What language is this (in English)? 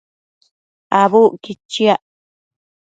Matsés